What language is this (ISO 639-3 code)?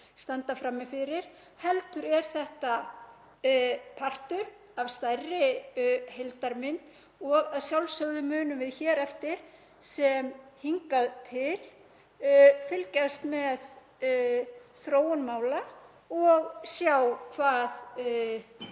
isl